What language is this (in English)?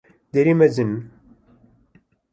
Kurdish